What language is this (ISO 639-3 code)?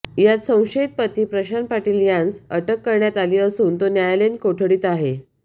mar